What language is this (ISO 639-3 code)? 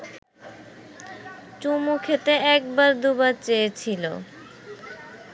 ben